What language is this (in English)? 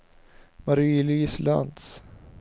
Swedish